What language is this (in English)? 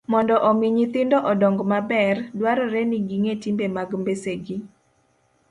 Luo (Kenya and Tanzania)